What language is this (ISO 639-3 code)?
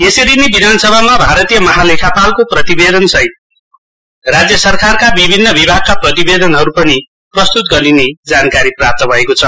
nep